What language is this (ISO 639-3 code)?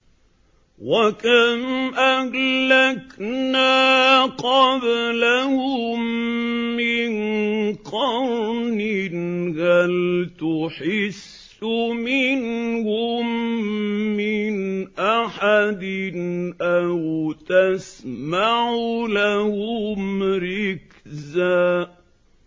ara